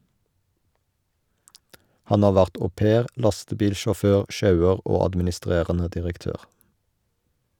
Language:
Norwegian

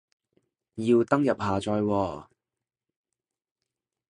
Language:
Cantonese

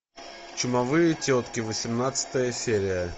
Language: Russian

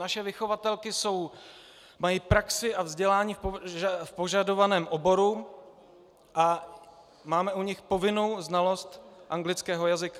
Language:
Czech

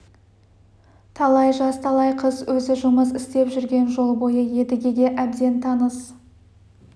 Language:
Kazakh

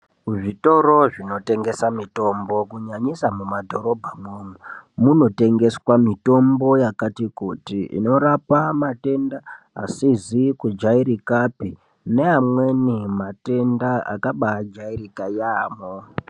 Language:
Ndau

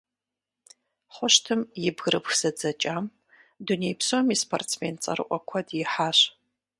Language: Kabardian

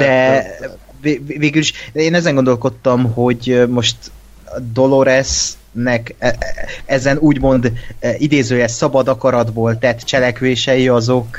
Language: Hungarian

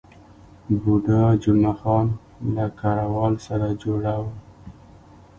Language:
Pashto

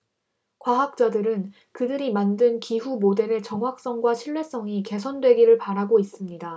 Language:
Korean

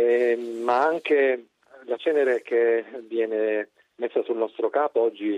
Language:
Italian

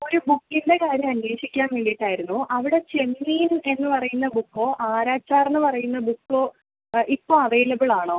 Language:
Malayalam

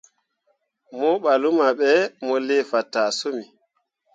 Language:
Mundang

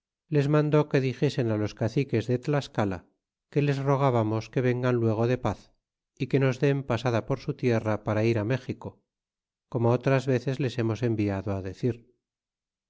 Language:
Spanish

